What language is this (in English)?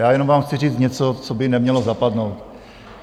Czech